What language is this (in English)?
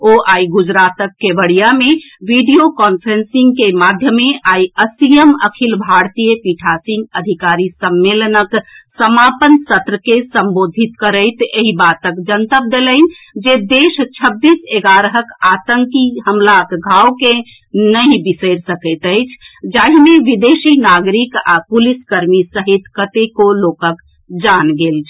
Maithili